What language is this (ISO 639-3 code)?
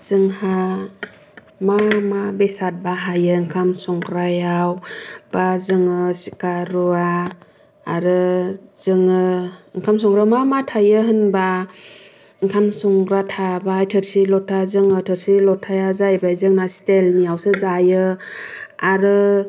brx